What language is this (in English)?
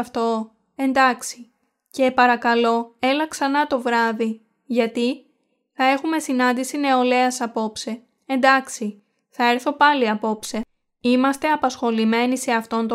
Greek